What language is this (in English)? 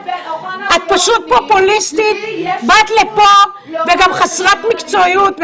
Hebrew